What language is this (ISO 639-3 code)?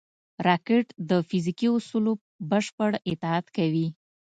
pus